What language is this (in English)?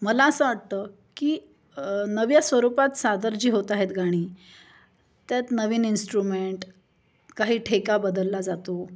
Marathi